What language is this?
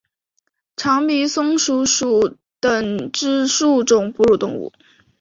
Chinese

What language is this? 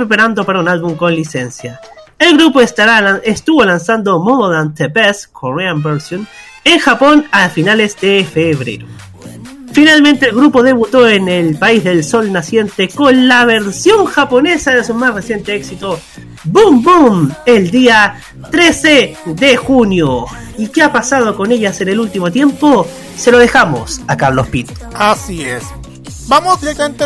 Spanish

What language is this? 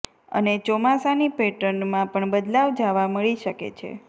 Gujarati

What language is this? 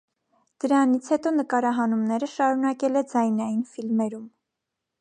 Armenian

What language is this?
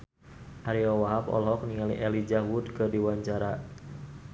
Sundanese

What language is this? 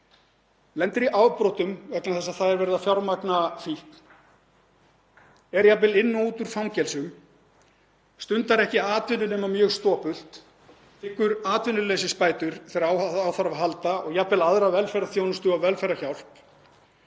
Icelandic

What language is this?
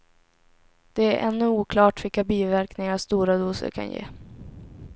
Swedish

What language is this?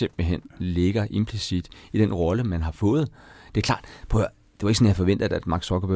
Danish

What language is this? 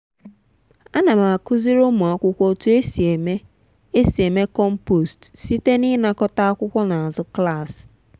Igbo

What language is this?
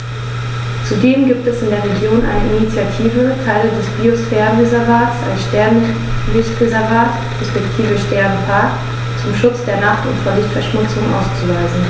German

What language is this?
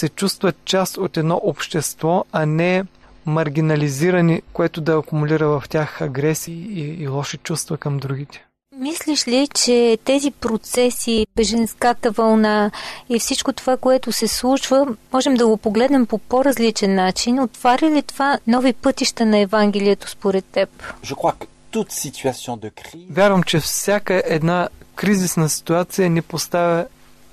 Bulgarian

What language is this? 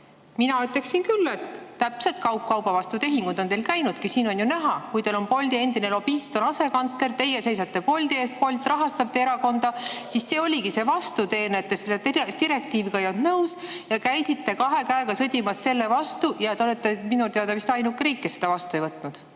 Estonian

